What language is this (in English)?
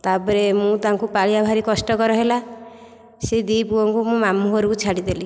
Odia